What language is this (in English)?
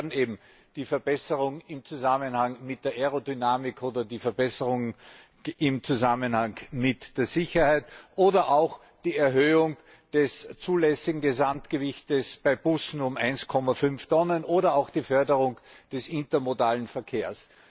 German